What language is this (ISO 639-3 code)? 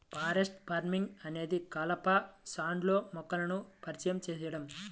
tel